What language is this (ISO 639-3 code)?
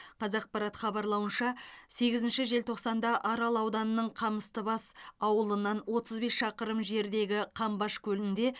kaz